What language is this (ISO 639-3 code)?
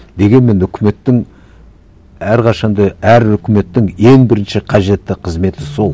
kaz